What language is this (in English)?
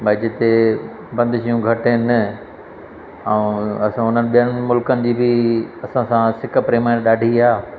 Sindhi